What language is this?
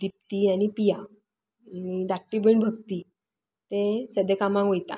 Konkani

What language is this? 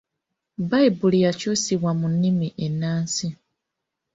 Ganda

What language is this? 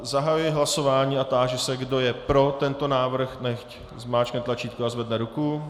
Czech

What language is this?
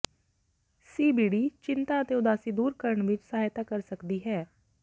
Punjabi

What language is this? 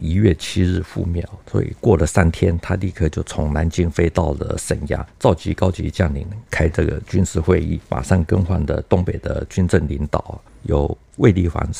Chinese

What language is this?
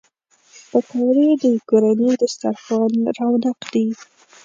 Pashto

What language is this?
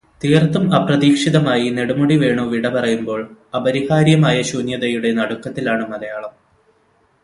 Malayalam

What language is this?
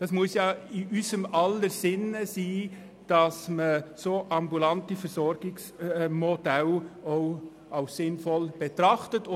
Swiss German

